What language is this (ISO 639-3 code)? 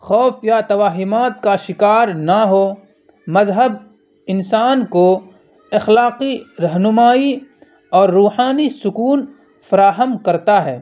urd